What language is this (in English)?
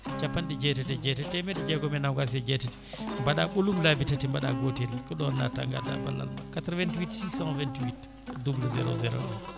Fula